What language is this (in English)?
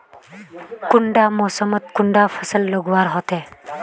Magahi